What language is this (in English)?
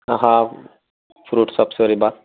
Urdu